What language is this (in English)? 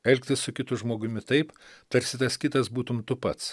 Lithuanian